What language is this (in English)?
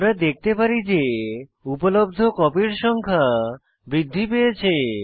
Bangla